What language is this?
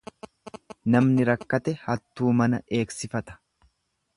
Oromo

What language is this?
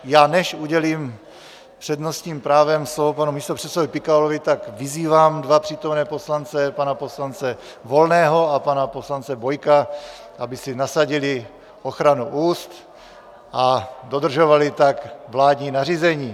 Czech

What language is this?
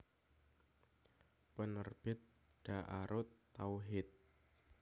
Javanese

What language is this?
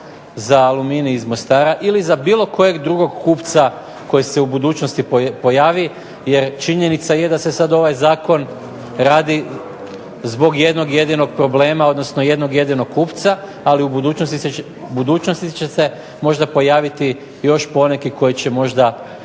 Croatian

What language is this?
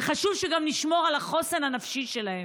Hebrew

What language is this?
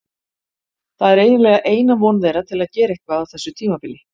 Icelandic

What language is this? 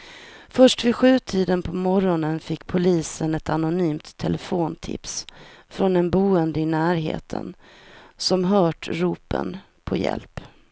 Swedish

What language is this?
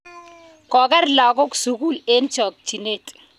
Kalenjin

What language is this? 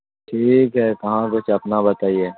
Urdu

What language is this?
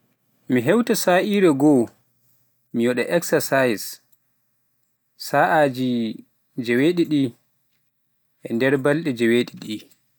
Pular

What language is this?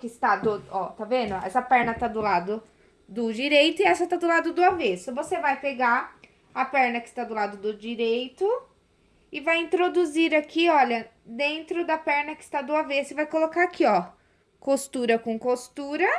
Portuguese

